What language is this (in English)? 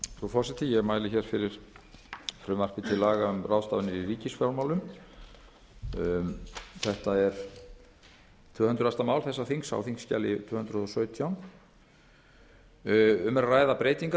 Icelandic